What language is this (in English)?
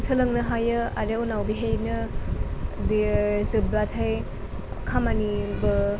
Bodo